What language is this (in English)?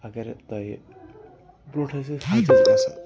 Kashmiri